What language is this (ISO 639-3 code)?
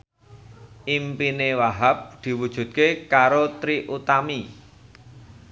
jav